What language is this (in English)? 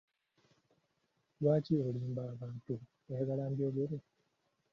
Ganda